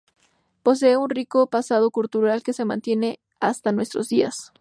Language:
Spanish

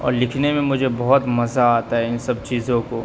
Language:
Urdu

